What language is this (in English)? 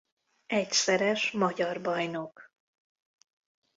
Hungarian